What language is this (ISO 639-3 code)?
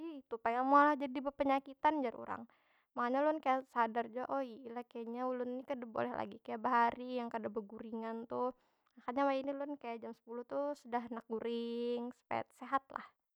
bjn